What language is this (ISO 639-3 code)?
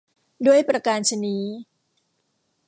tha